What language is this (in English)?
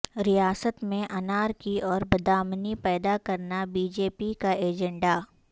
Urdu